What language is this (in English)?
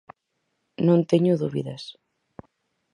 Galician